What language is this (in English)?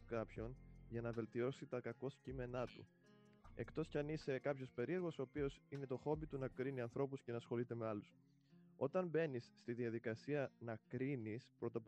Greek